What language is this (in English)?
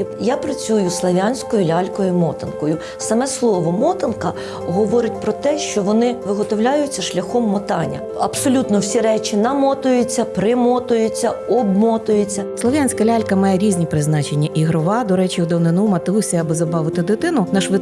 Ukrainian